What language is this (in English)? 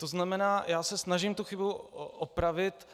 Czech